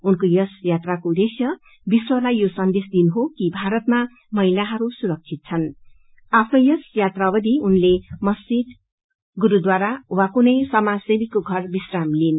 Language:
Nepali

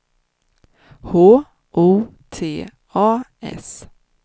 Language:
Swedish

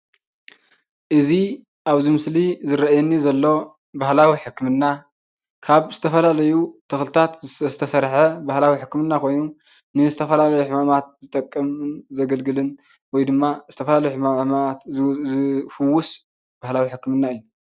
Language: Tigrinya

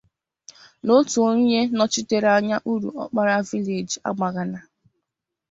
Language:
Igbo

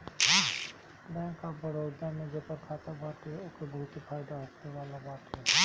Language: Bhojpuri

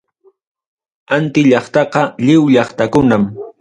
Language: Ayacucho Quechua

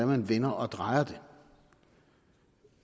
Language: Danish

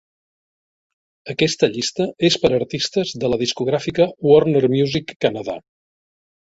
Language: Catalan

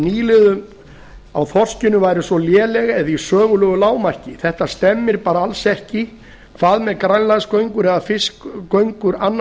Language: Icelandic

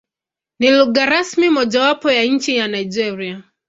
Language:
Swahili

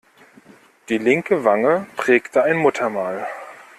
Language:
German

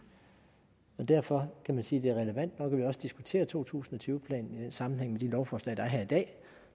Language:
Danish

